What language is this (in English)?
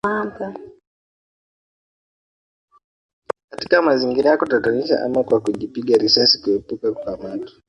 Swahili